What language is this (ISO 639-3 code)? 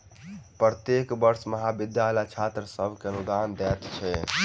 mai